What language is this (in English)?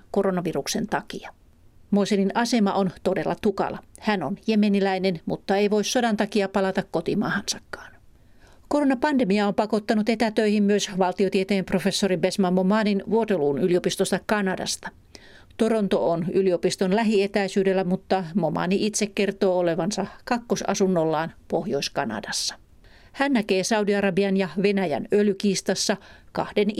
Finnish